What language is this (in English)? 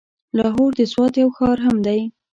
Pashto